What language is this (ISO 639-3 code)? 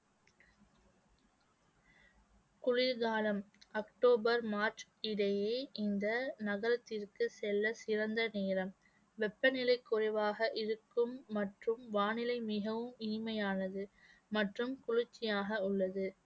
tam